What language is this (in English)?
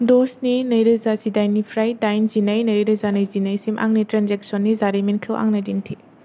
Bodo